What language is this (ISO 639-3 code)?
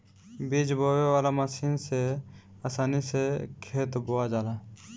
bho